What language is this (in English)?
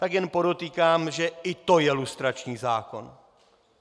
Czech